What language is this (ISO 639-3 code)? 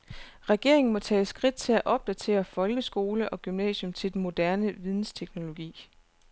dan